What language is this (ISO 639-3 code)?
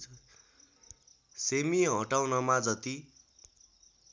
nep